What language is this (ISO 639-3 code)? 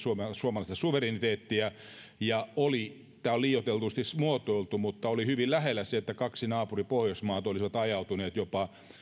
fin